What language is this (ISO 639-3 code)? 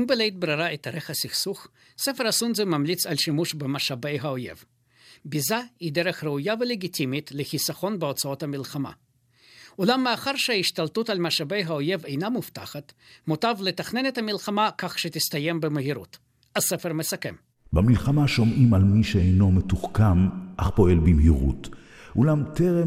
heb